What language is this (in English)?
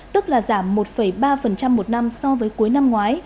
Vietnamese